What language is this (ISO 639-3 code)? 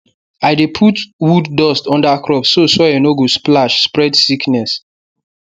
pcm